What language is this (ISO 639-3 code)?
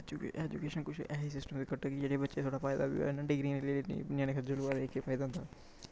doi